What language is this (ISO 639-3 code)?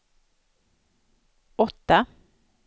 swe